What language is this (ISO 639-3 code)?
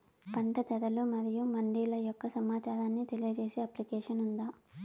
tel